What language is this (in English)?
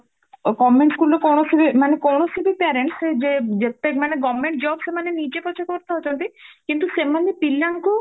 Odia